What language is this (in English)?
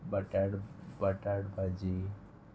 Konkani